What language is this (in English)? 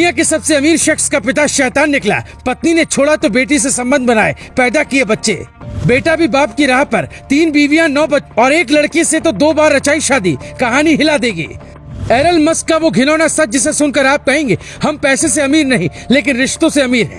Hindi